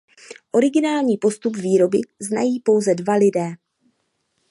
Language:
Czech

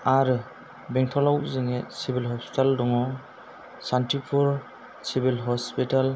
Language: Bodo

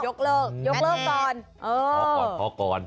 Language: Thai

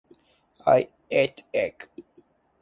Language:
Japanese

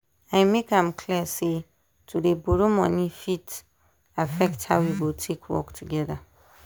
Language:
Nigerian Pidgin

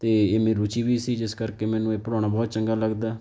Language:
Punjabi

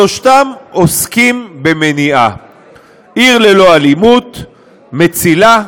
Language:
Hebrew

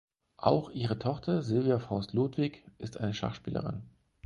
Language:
German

